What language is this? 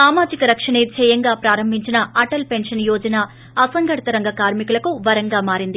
Telugu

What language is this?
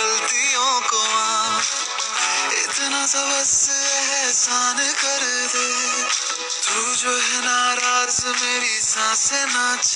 Malayalam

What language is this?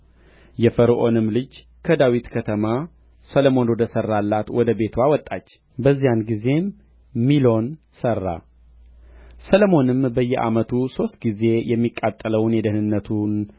Amharic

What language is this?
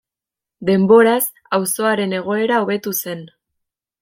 Basque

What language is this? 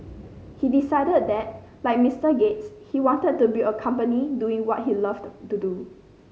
English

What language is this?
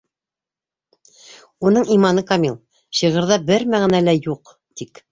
Bashkir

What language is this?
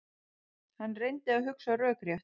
Icelandic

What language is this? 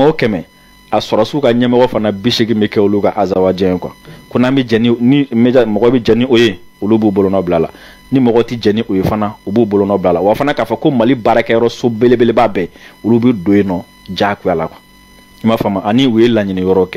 French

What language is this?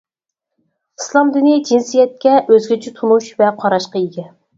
Uyghur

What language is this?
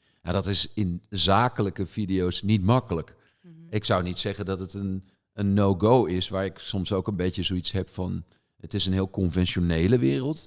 Dutch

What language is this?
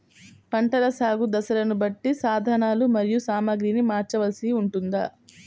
Telugu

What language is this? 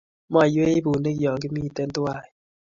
Kalenjin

